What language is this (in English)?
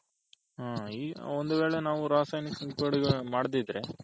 Kannada